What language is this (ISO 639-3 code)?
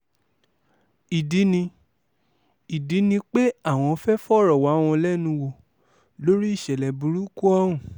yor